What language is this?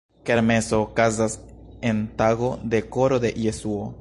Esperanto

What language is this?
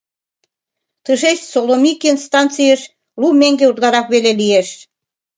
Mari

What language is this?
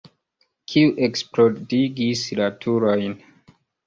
Esperanto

